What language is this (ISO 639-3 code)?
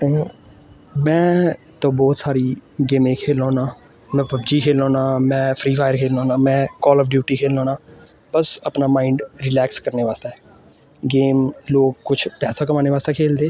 doi